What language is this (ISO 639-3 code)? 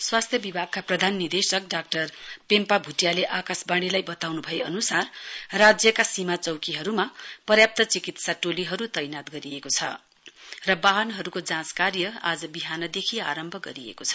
nep